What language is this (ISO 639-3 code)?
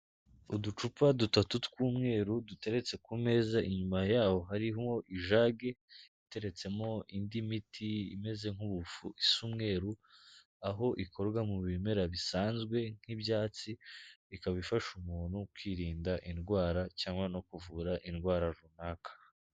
kin